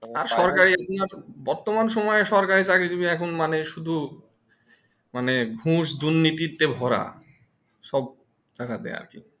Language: Bangla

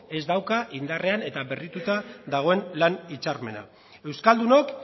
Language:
Basque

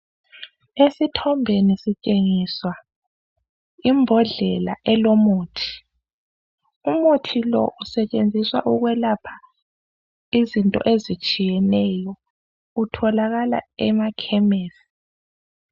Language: North Ndebele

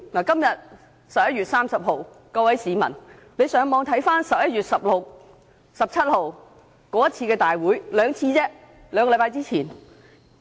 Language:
Cantonese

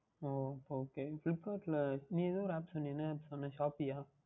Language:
Tamil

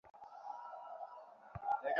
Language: Bangla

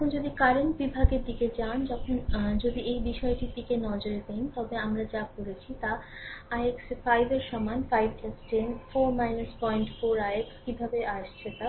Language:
Bangla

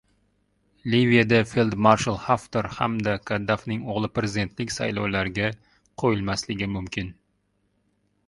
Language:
Uzbek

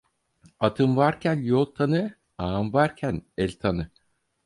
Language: Turkish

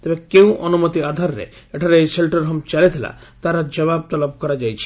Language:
Odia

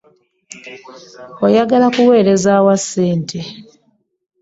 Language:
Ganda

